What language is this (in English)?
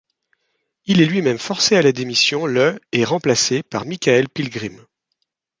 French